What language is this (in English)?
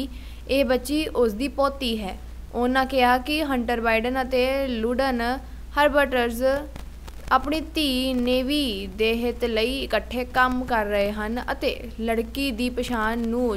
Hindi